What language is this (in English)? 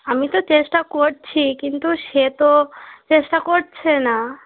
Bangla